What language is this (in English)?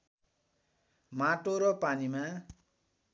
Nepali